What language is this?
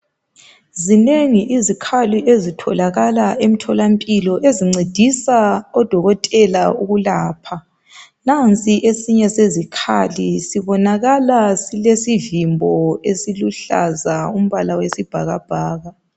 North Ndebele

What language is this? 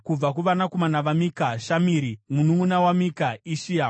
Shona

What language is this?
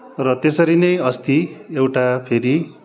Nepali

